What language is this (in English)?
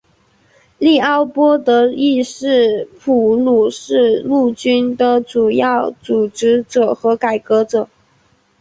Chinese